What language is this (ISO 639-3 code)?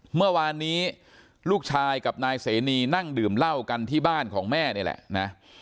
tha